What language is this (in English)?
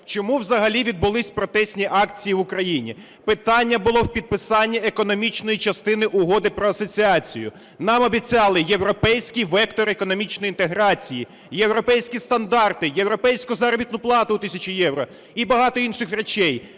Ukrainian